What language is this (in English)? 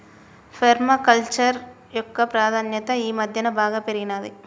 Telugu